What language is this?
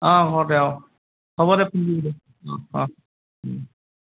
Assamese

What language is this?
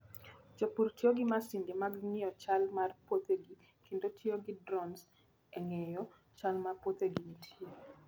Luo (Kenya and Tanzania)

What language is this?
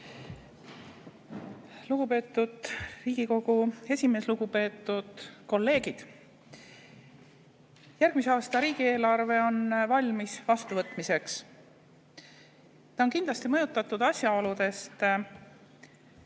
Estonian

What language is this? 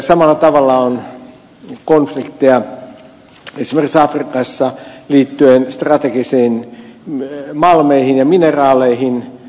Finnish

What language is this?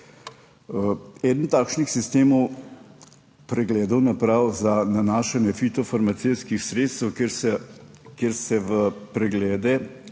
Slovenian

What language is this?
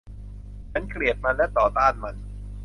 Thai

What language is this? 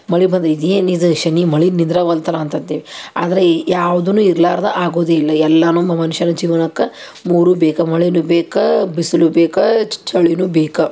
Kannada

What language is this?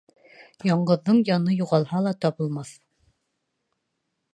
Bashkir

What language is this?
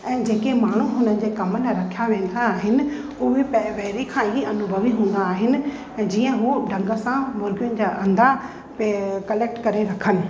Sindhi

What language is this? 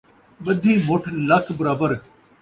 Saraiki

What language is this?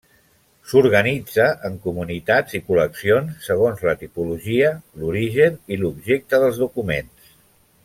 Catalan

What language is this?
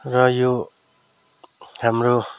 Nepali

